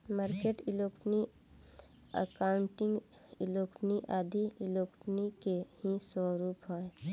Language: Bhojpuri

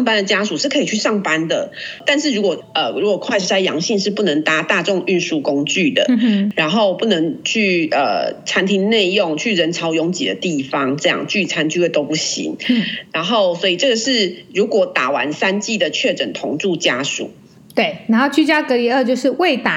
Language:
Chinese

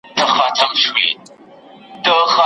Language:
Pashto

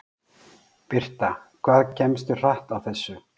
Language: Icelandic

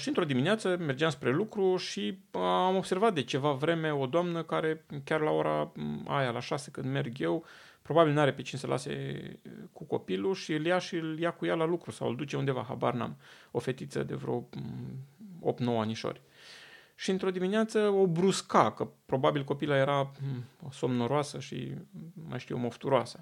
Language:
Romanian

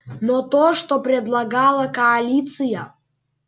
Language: Russian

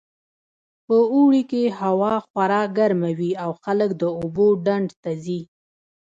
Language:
Pashto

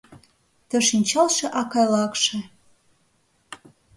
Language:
Mari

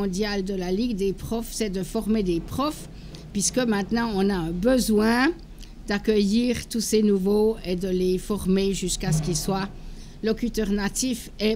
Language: French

